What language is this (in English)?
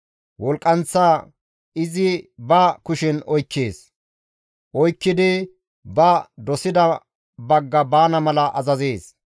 Gamo